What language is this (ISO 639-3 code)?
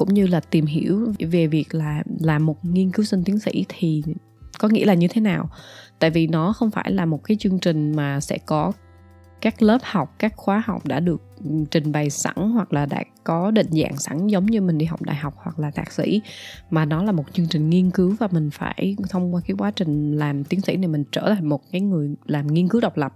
vie